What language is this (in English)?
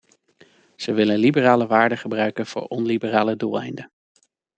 Dutch